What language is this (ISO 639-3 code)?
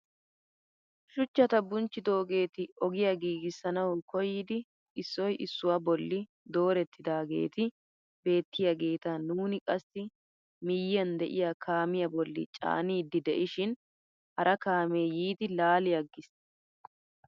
wal